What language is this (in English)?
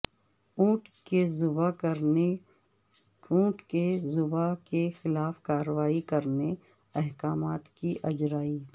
Urdu